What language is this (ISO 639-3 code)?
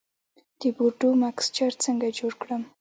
pus